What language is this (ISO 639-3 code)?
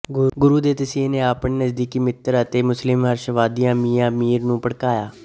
pan